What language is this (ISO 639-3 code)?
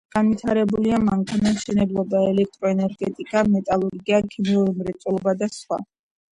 kat